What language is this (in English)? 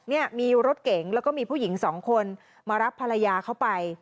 Thai